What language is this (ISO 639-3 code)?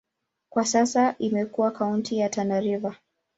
swa